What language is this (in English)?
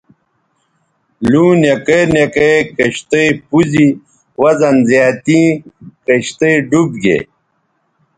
Bateri